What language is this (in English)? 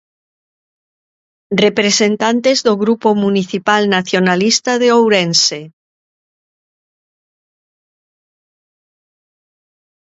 Galician